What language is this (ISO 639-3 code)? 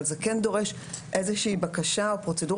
heb